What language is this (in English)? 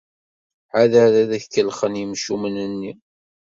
Kabyle